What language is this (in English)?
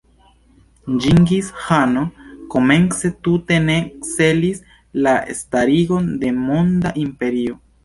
Esperanto